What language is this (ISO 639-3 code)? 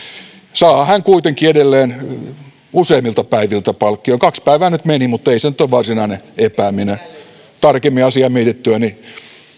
fin